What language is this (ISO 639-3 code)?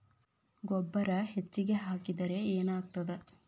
kan